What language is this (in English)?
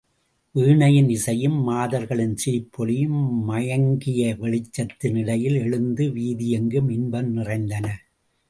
Tamil